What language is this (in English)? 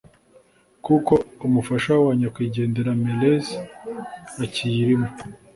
Kinyarwanda